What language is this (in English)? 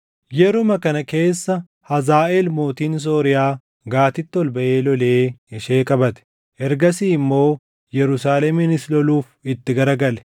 Oromo